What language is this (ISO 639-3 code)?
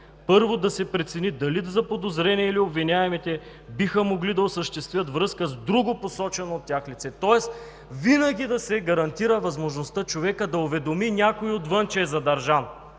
bul